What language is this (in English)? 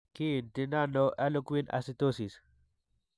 Kalenjin